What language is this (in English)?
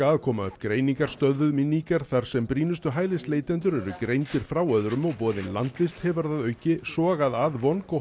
Icelandic